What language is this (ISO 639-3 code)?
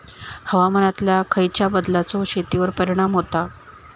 mar